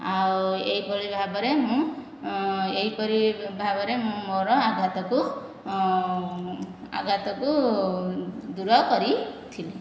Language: Odia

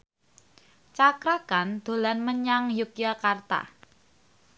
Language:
Javanese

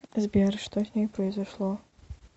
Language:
Russian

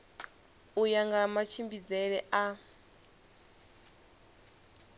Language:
Venda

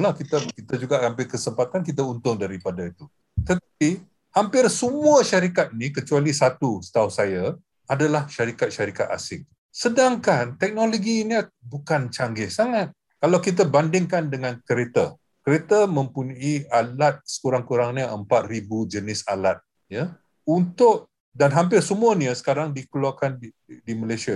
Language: Malay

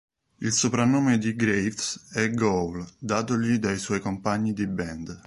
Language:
Italian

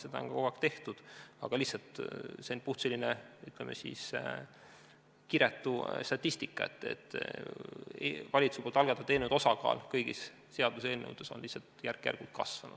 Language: Estonian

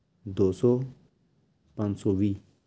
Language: Punjabi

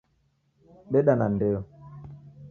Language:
Taita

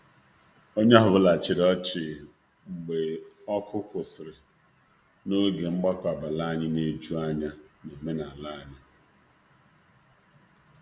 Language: Igbo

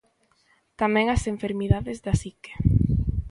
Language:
Galician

